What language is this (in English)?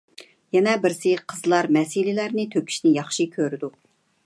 Uyghur